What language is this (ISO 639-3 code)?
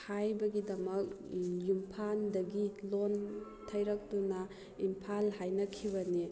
mni